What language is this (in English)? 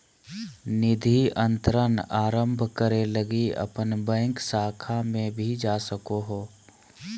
Magahi